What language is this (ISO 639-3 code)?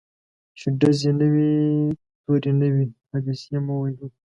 pus